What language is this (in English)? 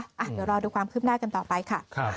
Thai